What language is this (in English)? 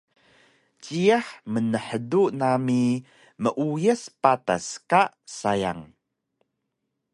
Taroko